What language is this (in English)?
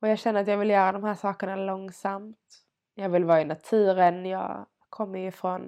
Swedish